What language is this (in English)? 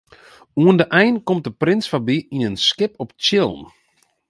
Western Frisian